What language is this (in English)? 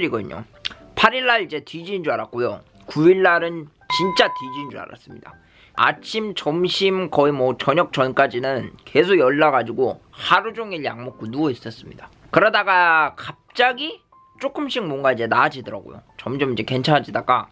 Korean